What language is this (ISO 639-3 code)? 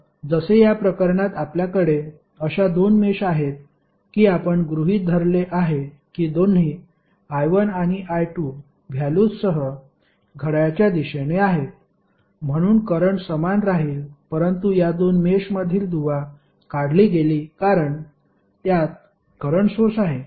mar